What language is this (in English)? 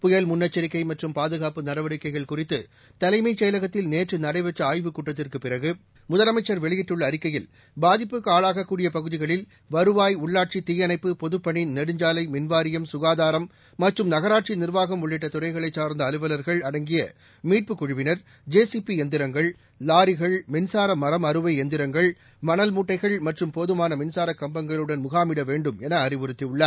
Tamil